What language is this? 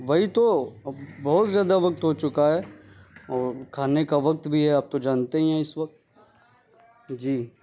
Urdu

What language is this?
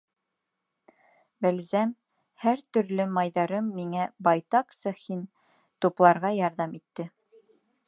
Bashkir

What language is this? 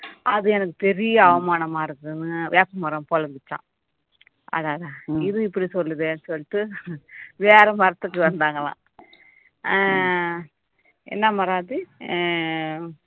Tamil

